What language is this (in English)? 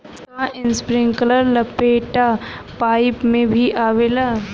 Bhojpuri